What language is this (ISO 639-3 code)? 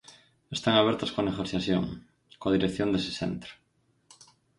glg